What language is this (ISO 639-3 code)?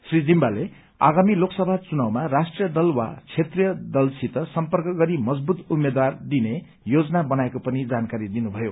nep